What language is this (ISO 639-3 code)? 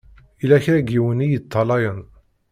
kab